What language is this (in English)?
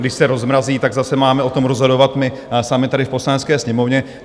Czech